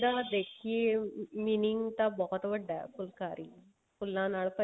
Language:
Punjabi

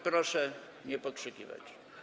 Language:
Polish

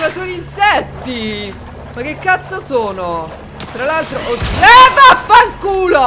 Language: Italian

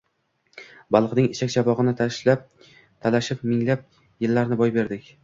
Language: Uzbek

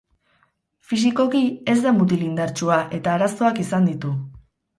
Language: Basque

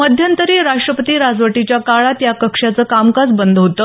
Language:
Marathi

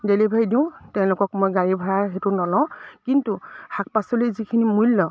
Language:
Assamese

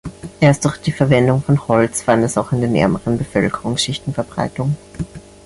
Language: German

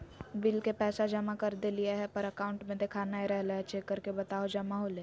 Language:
Magahi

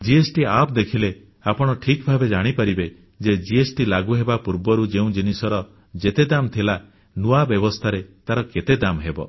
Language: Odia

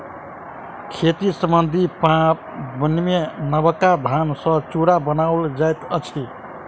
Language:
Maithili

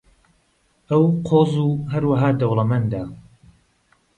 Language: Central Kurdish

